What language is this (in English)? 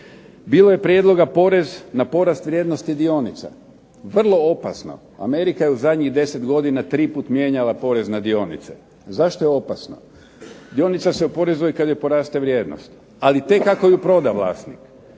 Croatian